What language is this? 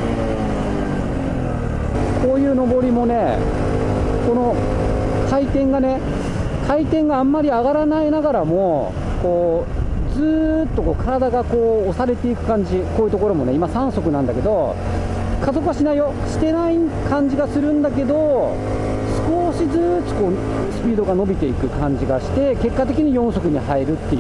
Japanese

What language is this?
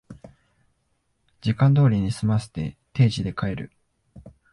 Japanese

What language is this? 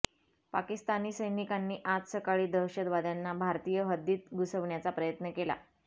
Marathi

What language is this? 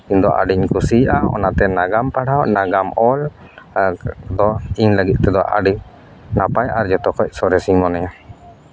Santali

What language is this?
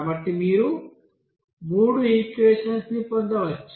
Telugu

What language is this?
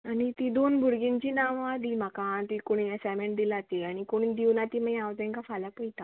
Konkani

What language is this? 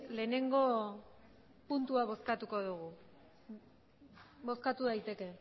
Basque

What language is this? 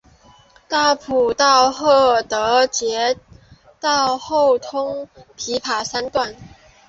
Chinese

